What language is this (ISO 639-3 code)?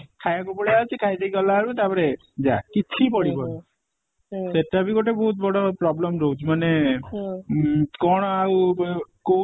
ori